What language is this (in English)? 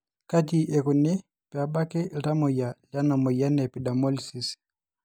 Masai